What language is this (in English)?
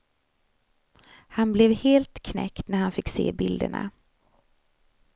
Swedish